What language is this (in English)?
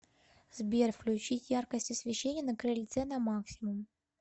Russian